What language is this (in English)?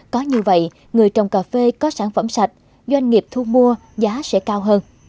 Vietnamese